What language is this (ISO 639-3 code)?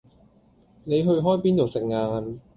yue